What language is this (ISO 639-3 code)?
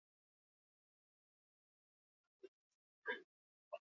eus